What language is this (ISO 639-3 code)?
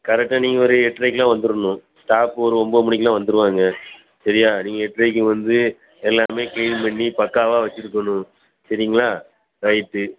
tam